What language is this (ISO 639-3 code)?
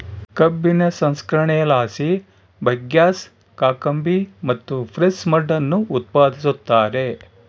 kan